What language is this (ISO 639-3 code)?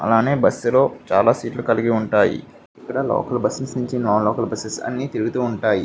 tel